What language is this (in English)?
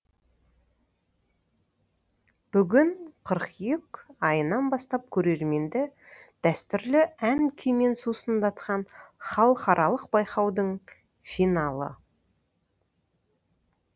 Kazakh